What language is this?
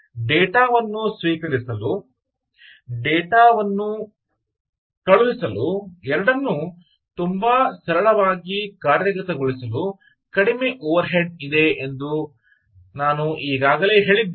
Kannada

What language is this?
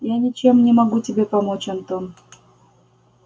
Russian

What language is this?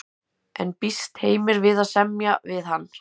Icelandic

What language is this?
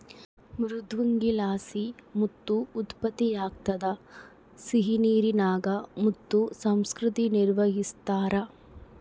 Kannada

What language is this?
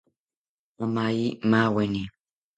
South Ucayali Ashéninka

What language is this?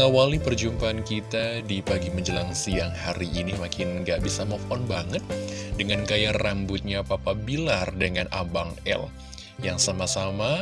Indonesian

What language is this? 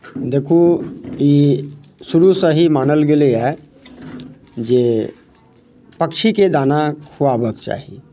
Maithili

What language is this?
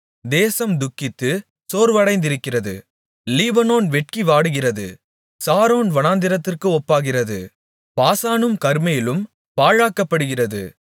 Tamil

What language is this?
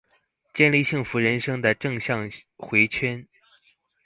Chinese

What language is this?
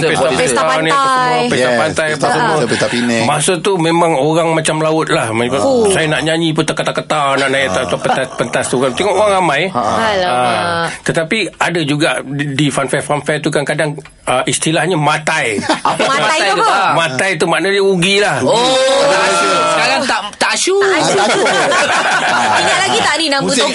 Malay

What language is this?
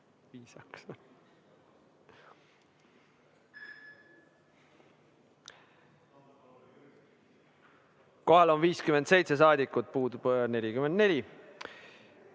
Estonian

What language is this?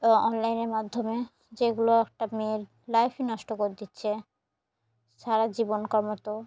Bangla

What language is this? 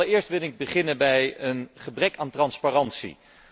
Dutch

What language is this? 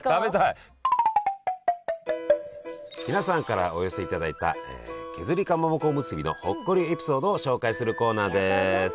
Japanese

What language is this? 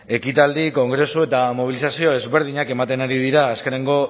Basque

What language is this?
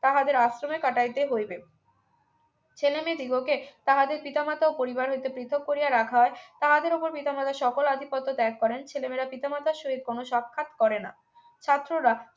Bangla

